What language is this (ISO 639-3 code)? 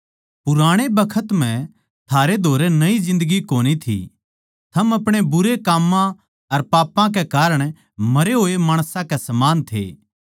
bgc